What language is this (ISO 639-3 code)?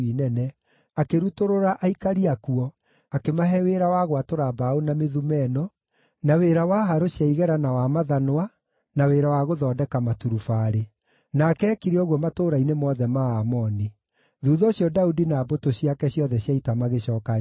kik